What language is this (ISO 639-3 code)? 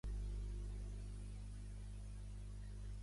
cat